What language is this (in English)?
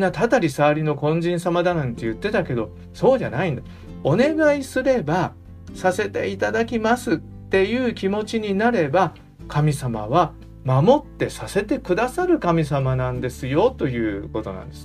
Japanese